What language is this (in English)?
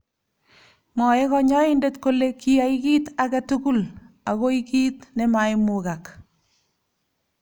Kalenjin